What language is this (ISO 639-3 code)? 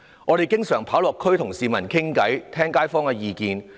yue